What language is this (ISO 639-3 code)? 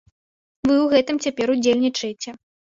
bel